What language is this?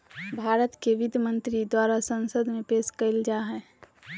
Magahi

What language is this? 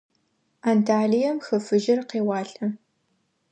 Adyghe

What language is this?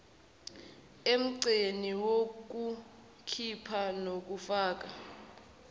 Zulu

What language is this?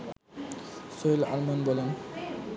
Bangla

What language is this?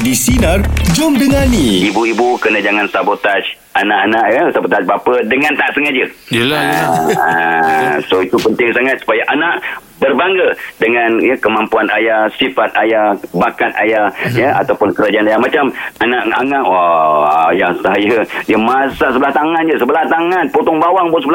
Malay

